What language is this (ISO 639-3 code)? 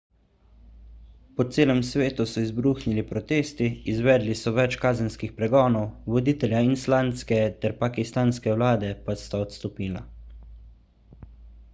slv